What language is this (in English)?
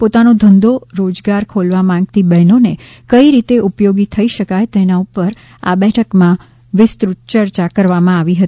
Gujarati